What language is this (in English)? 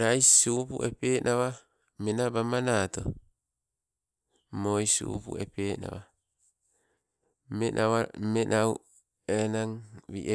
Sibe